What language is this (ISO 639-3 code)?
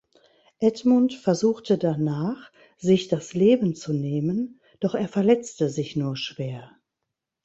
deu